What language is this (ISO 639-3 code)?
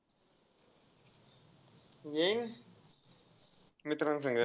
mar